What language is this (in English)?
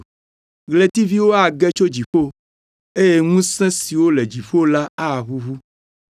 Ewe